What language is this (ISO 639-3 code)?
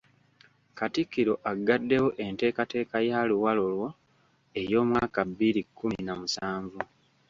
lug